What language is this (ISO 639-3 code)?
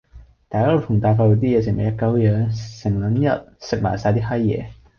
yue